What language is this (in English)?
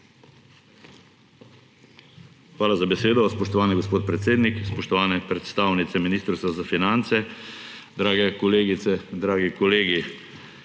Slovenian